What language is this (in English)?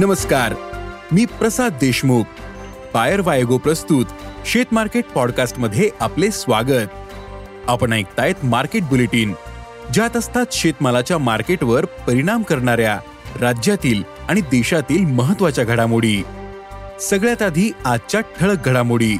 Marathi